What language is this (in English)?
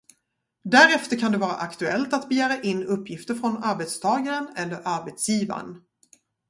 Swedish